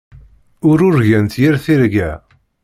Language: Kabyle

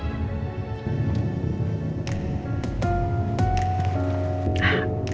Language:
Indonesian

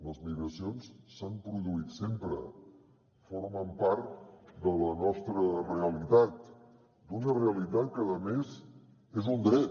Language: Catalan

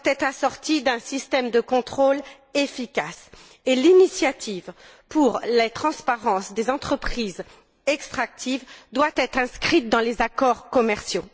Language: French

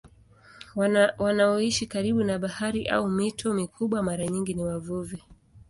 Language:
Swahili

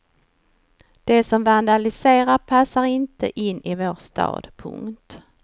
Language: Swedish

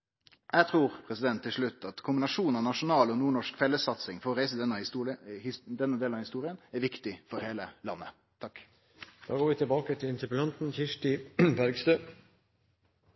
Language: Norwegian Nynorsk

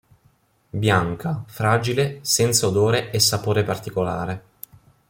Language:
Italian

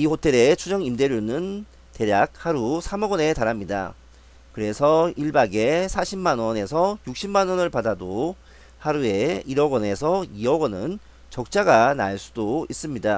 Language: Korean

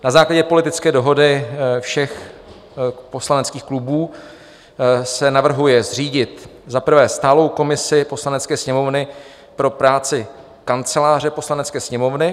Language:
Czech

